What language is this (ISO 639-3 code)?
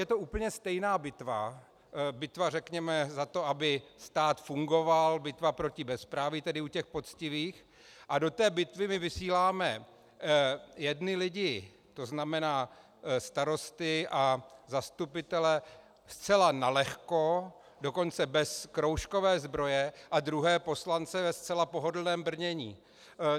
ces